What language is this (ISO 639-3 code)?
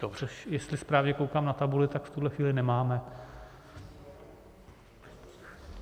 ces